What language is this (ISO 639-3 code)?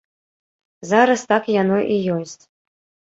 bel